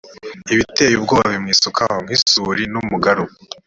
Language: Kinyarwanda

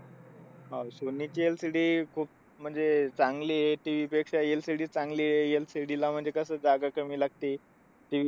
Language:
Marathi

